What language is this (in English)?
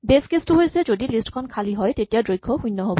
Assamese